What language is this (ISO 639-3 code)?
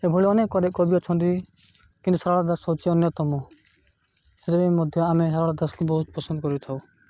ori